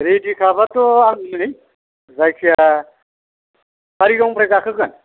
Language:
Bodo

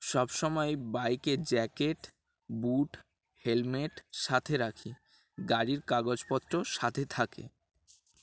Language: Bangla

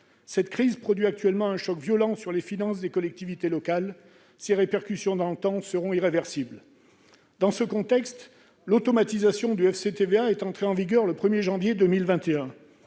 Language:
French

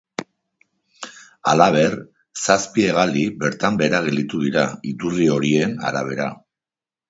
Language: Basque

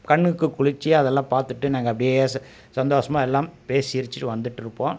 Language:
Tamil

